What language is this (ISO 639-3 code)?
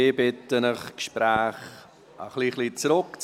gsw